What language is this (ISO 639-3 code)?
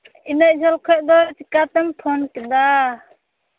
sat